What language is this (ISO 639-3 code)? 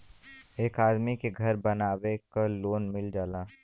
bho